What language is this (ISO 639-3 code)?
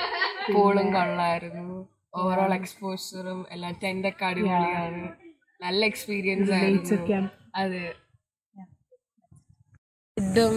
mal